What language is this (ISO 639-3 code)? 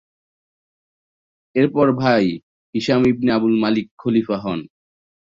ben